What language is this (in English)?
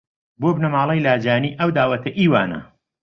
Central Kurdish